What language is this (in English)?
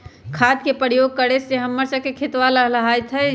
Magahi